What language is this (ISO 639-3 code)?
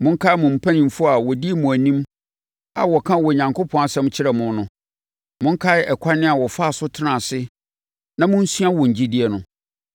aka